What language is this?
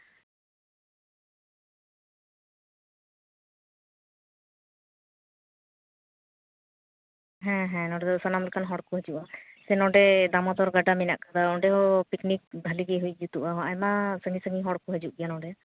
Santali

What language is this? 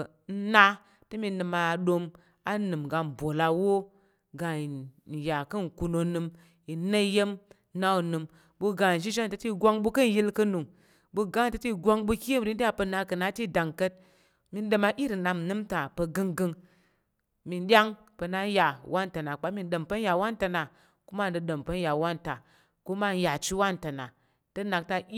Tarok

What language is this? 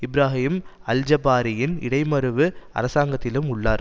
Tamil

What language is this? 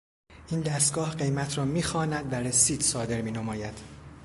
Persian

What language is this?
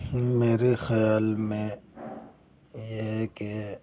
Urdu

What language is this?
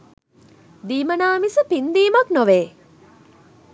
Sinhala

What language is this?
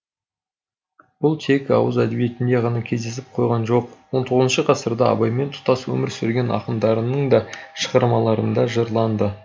Kazakh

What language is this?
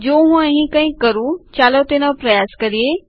Gujarati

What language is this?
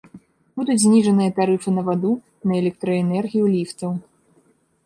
Belarusian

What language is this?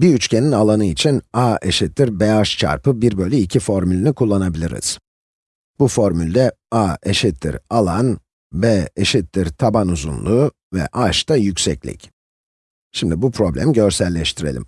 Turkish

